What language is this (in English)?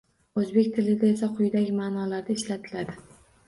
Uzbek